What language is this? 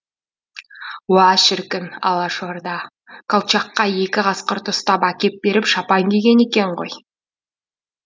Kazakh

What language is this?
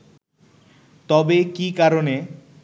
Bangla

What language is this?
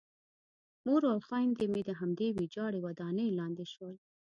Pashto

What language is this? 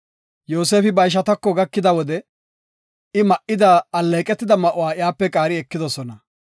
Gofa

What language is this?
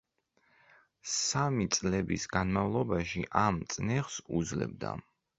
Georgian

